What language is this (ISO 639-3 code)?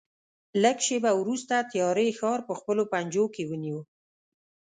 pus